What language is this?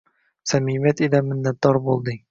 Uzbek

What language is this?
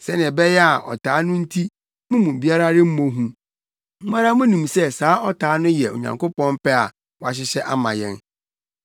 Akan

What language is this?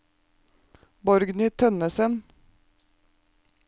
Norwegian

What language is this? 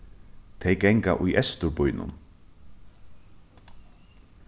Faroese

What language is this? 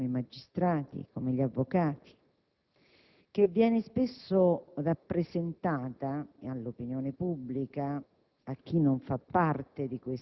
Italian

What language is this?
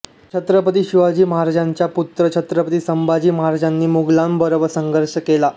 Marathi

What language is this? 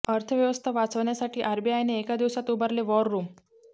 Marathi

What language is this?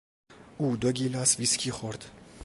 Persian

